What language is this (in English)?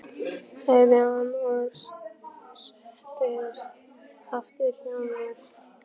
Icelandic